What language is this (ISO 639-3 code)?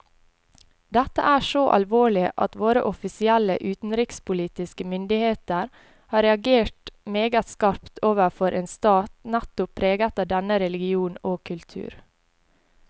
nor